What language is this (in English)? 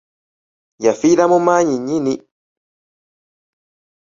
Ganda